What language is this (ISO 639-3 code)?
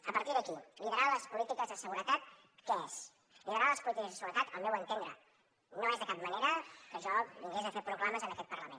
cat